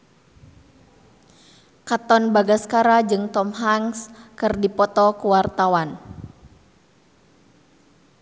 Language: Sundanese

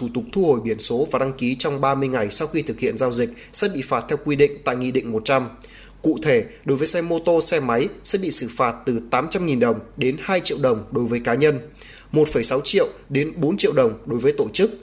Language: Vietnamese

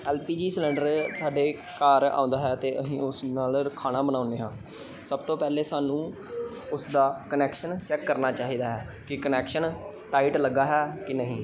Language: Punjabi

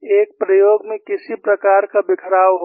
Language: Hindi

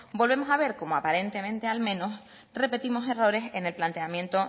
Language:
Spanish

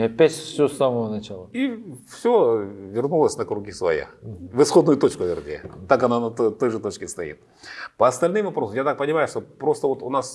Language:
Russian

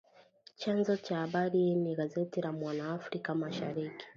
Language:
Swahili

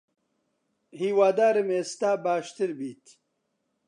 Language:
Central Kurdish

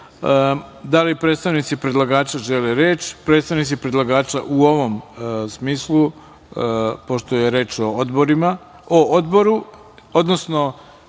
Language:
Serbian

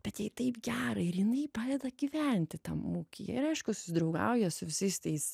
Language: Lithuanian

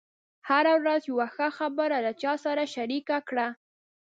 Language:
Pashto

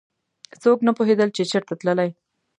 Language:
Pashto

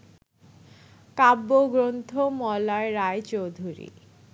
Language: Bangla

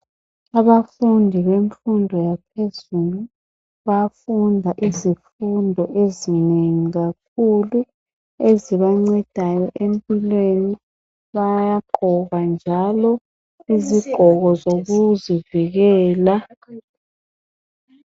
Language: North Ndebele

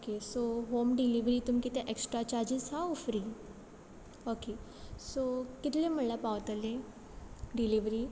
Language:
Konkani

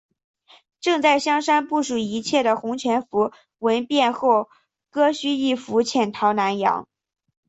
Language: Chinese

